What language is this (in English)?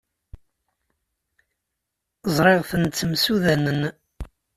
Kabyle